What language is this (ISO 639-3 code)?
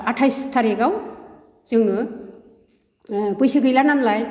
brx